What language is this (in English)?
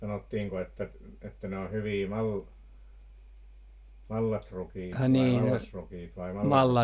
Finnish